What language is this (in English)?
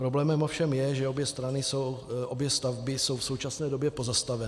Czech